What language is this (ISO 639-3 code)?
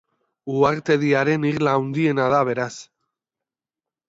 eus